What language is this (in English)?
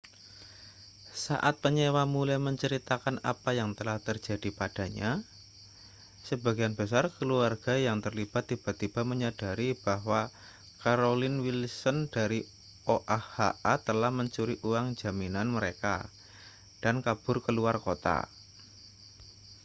Indonesian